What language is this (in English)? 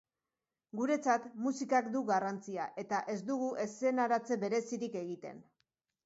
Basque